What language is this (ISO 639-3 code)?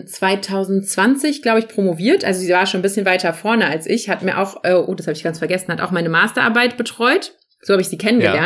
deu